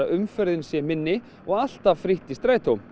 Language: Icelandic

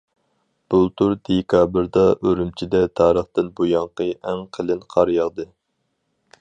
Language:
Uyghur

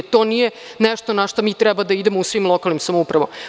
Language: Serbian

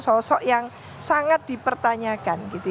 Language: Indonesian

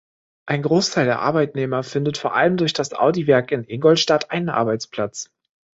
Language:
German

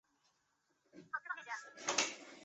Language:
Chinese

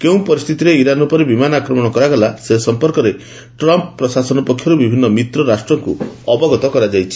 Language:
Odia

